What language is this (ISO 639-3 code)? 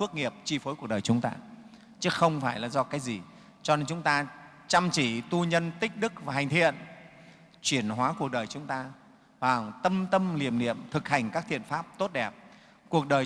vie